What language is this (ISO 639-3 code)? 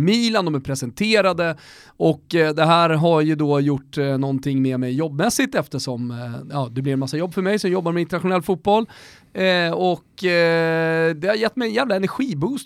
swe